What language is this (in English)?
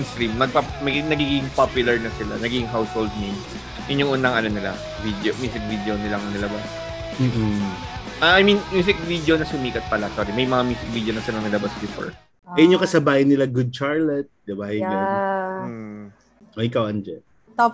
Filipino